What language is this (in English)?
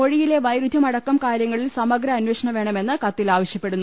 Malayalam